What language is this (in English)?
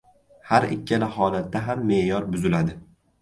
Uzbek